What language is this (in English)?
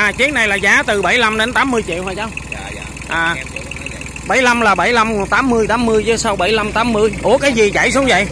Vietnamese